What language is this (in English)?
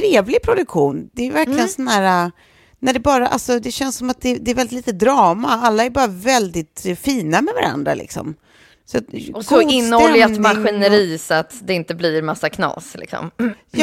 Swedish